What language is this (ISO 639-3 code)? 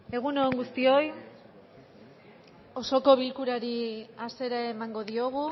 eus